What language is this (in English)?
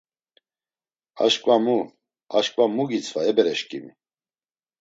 Laz